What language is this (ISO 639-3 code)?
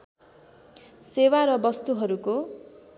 nep